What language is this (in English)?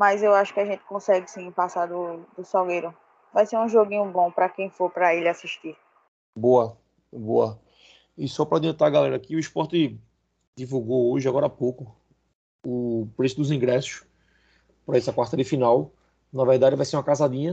Portuguese